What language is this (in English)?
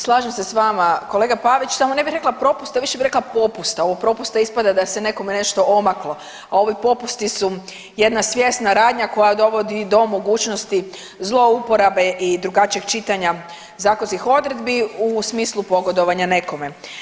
Croatian